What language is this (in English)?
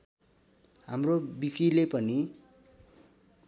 Nepali